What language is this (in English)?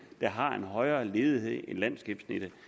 Danish